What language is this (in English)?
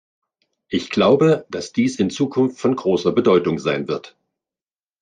German